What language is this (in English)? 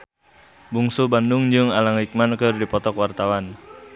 Sundanese